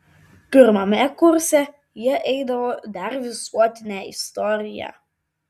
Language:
Lithuanian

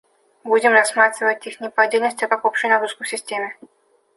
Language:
Russian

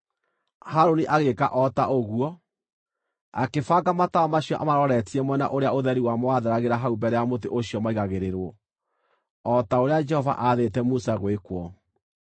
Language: Kikuyu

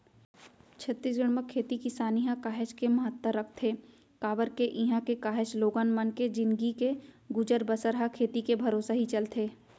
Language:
Chhattisgarhi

